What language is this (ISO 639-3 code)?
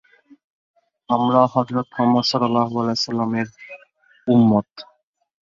ben